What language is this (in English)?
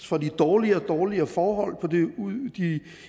Danish